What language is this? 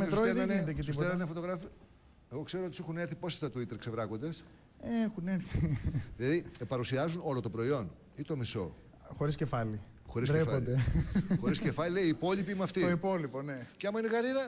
Greek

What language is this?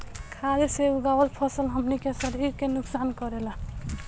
Bhojpuri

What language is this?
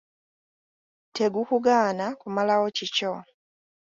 Ganda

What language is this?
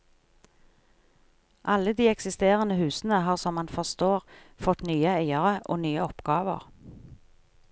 Norwegian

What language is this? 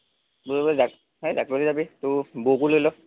Assamese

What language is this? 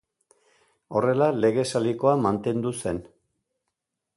Basque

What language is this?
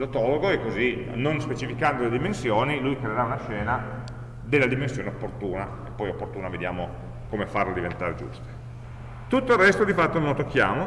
Italian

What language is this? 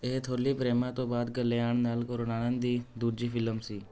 Punjabi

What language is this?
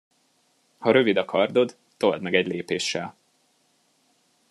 Hungarian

